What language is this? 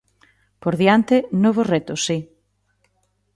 Galician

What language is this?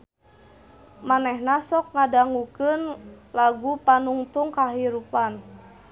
Sundanese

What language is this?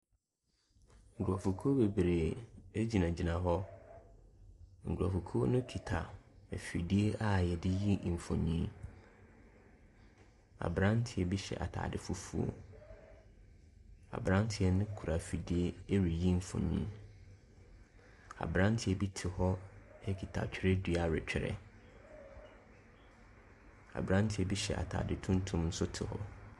Akan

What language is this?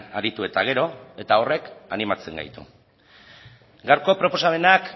Basque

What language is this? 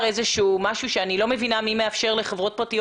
Hebrew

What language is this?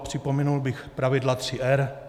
Czech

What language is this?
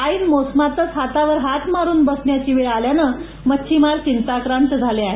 Marathi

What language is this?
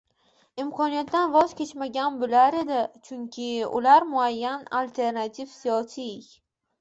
Uzbek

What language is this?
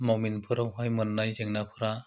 Bodo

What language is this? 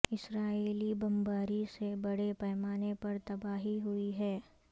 Urdu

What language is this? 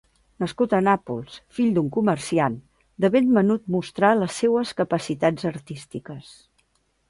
Catalan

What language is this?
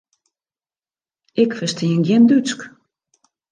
Western Frisian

